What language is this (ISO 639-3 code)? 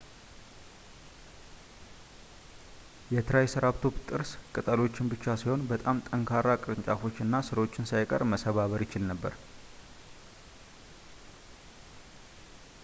amh